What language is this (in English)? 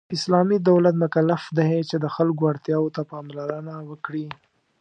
Pashto